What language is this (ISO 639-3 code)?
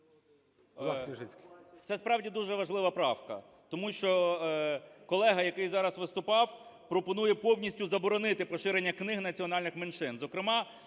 ukr